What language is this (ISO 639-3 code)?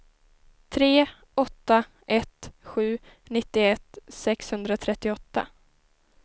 swe